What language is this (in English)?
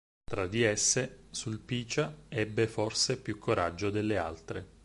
Italian